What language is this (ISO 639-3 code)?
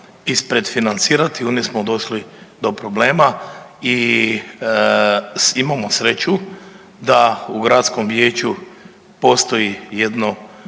hrv